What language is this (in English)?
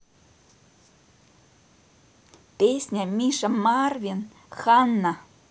Russian